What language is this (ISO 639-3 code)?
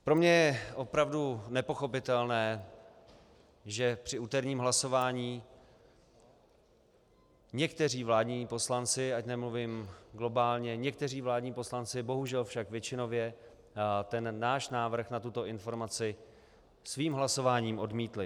ces